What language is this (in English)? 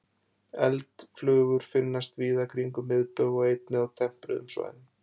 Icelandic